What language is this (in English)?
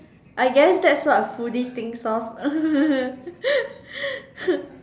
English